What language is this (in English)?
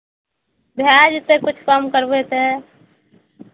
Maithili